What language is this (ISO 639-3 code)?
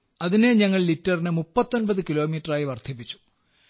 mal